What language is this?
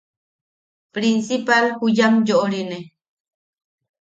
Yaqui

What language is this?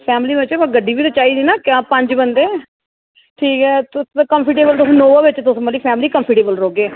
Dogri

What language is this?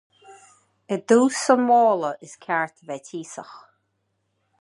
Irish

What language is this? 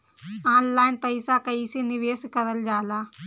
Bhojpuri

